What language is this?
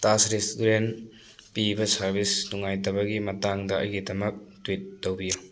Manipuri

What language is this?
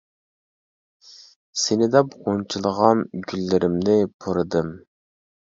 Uyghur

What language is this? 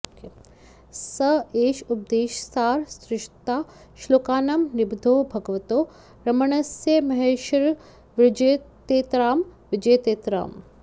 Sanskrit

